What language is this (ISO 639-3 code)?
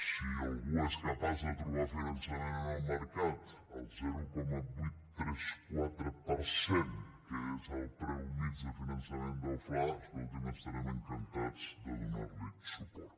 cat